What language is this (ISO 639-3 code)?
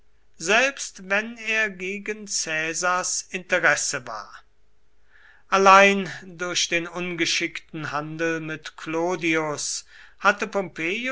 deu